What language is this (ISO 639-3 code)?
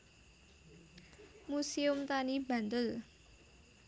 jav